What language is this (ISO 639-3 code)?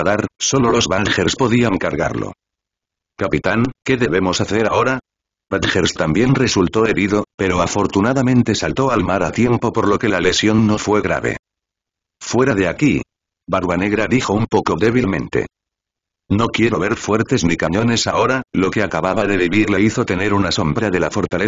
spa